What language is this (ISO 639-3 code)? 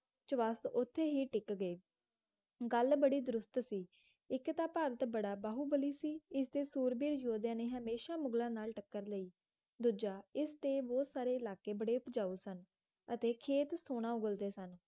pan